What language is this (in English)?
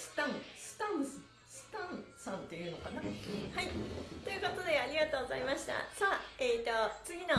Japanese